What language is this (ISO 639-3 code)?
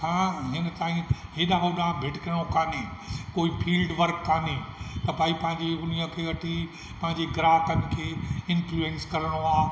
snd